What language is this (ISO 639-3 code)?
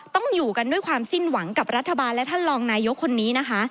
tha